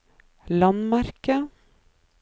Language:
Norwegian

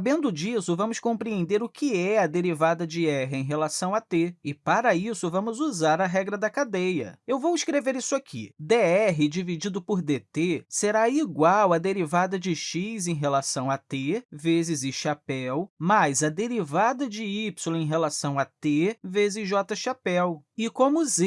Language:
Portuguese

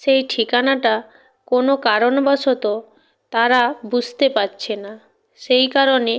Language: Bangla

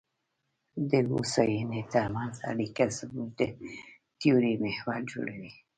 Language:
Pashto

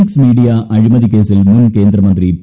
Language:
Malayalam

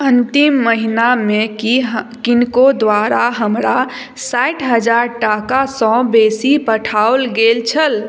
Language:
Maithili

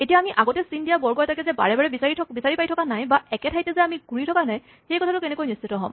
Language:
Assamese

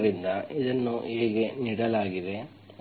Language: Kannada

